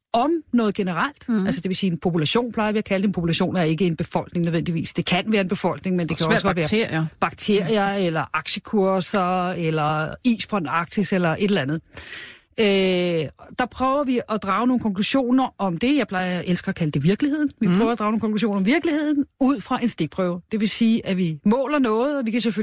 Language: Danish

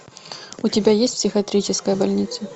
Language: Russian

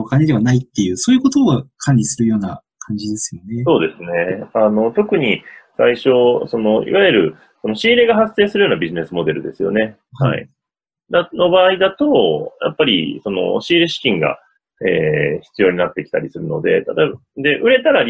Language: Japanese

